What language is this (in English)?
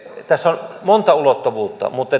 Finnish